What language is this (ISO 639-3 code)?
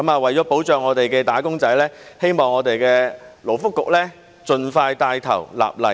yue